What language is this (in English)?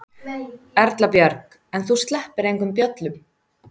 Icelandic